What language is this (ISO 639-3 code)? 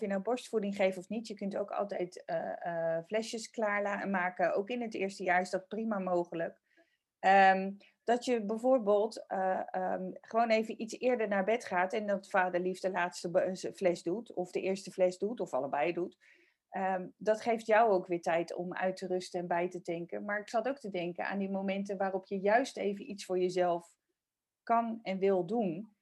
nld